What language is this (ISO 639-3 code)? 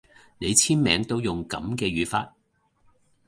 yue